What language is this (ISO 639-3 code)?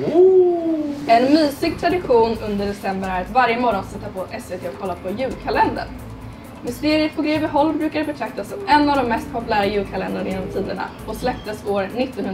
swe